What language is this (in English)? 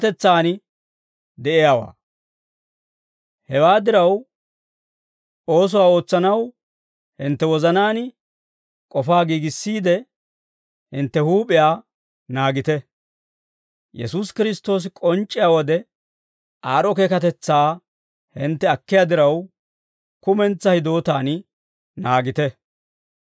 Dawro